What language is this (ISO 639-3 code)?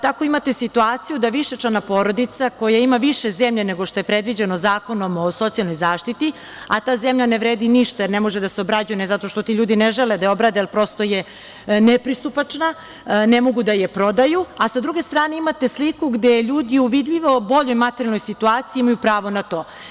srp